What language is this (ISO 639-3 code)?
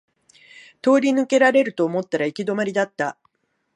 jpn